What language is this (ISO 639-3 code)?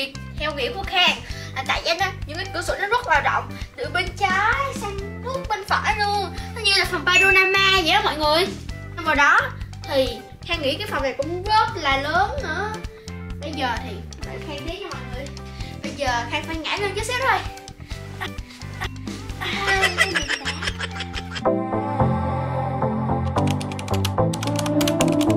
vie